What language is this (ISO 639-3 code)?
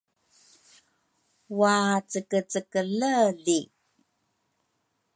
dru